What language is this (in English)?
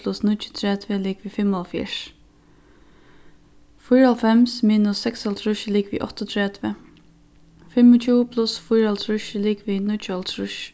Faroese